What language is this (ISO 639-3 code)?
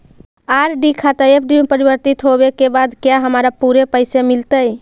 mag